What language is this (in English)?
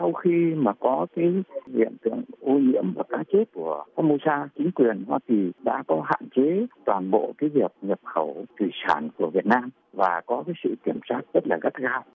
Vietnamese